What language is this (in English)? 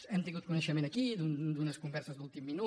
Catalan